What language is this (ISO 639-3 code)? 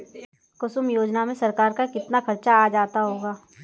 hin